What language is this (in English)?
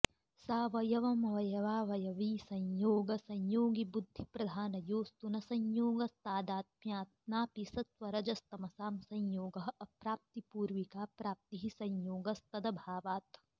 Sanskrit